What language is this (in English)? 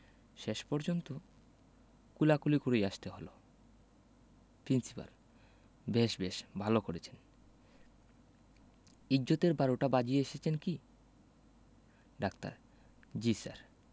Bangla